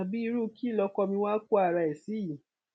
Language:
Yoruba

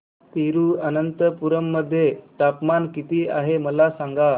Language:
Marathi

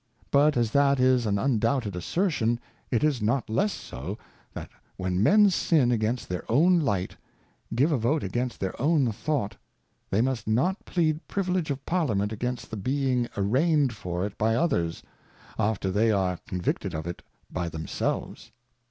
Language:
English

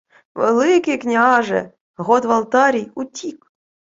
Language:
Ukrainian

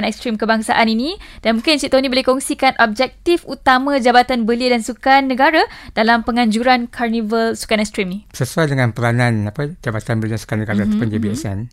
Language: Malay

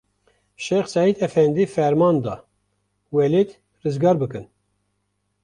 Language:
Kurdish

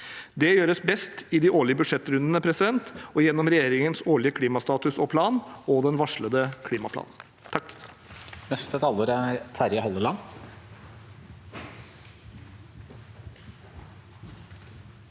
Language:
Norwegian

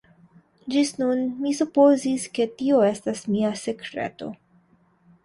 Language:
Esperanto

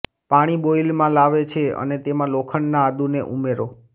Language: Gujarati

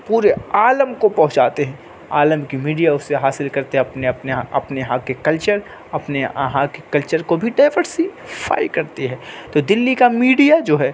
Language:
Urdu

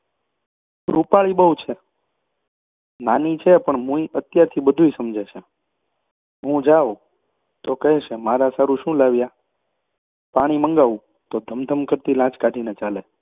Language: Gujarati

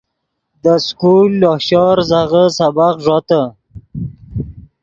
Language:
Yidgha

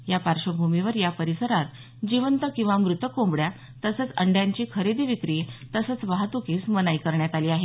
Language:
Marathi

